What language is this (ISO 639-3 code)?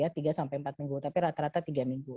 ind